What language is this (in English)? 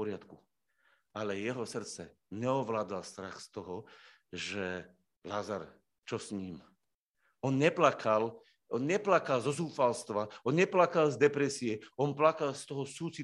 Slovak